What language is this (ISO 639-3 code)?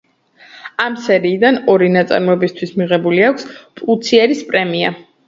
kat